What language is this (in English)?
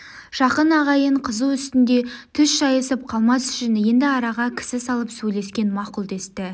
Kazakh